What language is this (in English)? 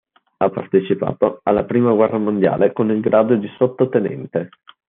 Italian